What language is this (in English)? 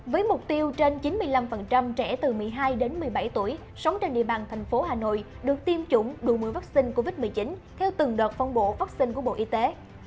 Vietnamese